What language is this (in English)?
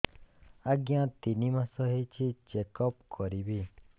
Odia